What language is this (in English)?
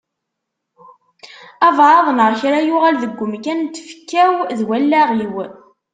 Kabyle